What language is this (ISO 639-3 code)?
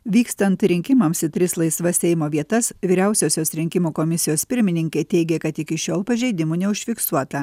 lit